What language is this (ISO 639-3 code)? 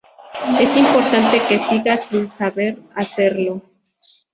spa